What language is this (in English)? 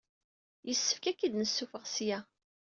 Kabyle